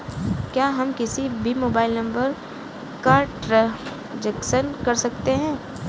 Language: Hindi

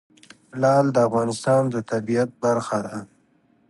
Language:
Pashto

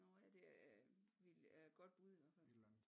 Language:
Danish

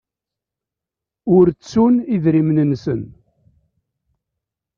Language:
Kabyle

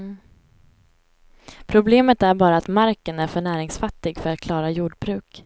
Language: Swedish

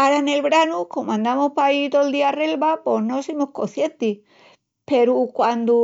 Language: Extremaduran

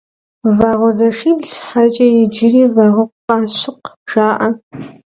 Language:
Kabardian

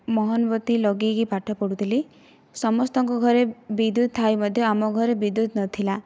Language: Odia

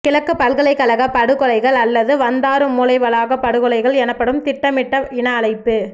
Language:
Tamil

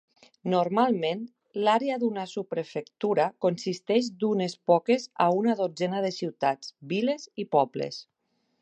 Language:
Catalan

